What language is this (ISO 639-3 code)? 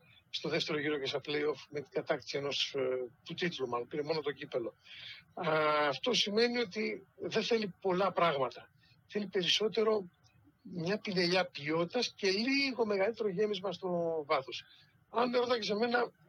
ell